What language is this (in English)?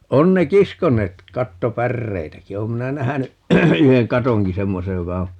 Finnish